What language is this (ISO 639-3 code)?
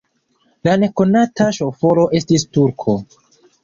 epo